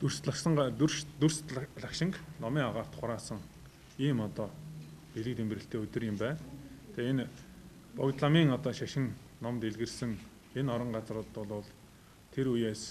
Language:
Turkish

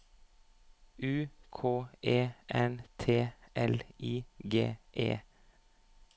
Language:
Norwegian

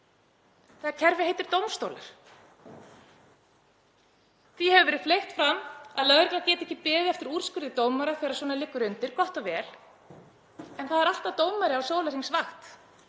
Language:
Icelandic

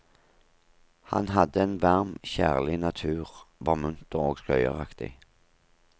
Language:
Norwegian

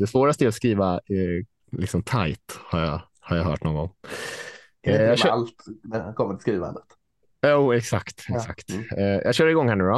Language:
Swedish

